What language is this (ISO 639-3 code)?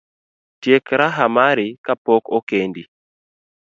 luo